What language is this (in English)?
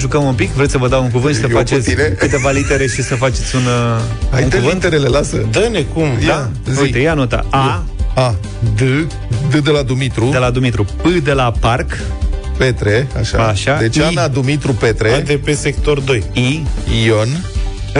Romanian